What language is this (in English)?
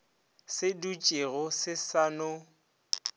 Northern Sotho